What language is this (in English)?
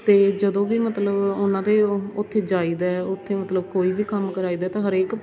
Punjabi